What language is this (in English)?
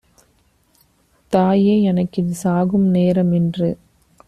Tamil